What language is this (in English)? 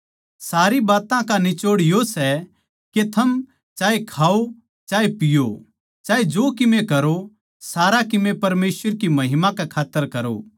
Haryanvi